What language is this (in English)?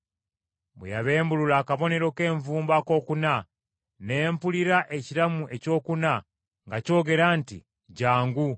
Ganda